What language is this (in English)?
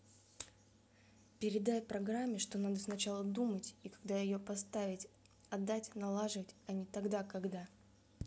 Russian